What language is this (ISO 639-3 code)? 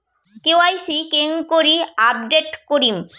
ben